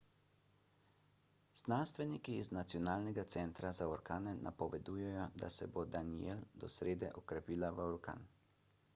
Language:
Slovenian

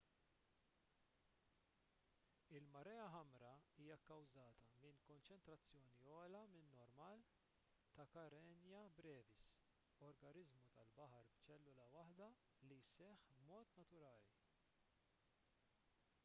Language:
Maltese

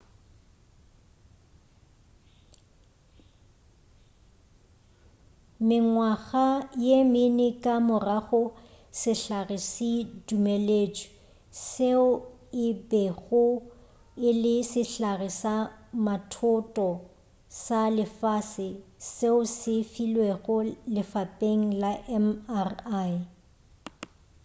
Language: Northern Sotho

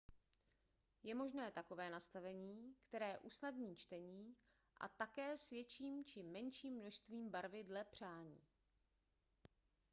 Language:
Czech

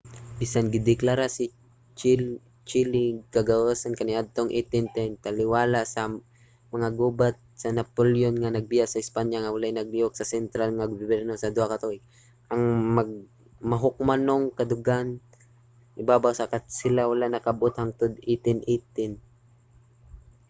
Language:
Cebuano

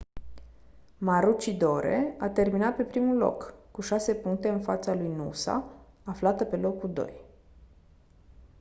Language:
Romanian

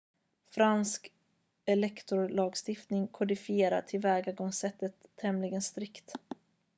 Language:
Swedish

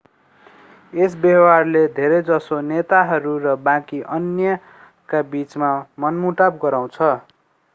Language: Nepali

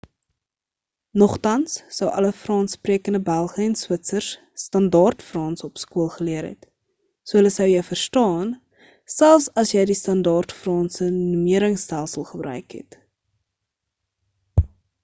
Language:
Afrikaans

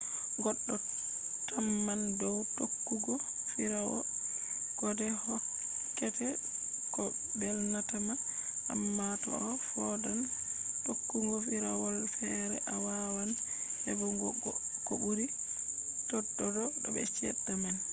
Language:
Fula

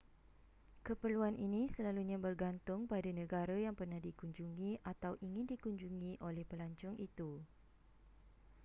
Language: Malay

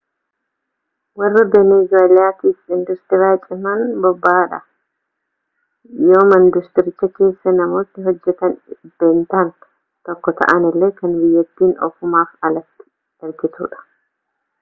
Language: Oromo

